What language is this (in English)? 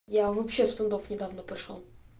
Russian